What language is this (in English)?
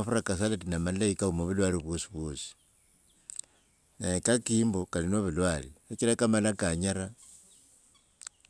Wanga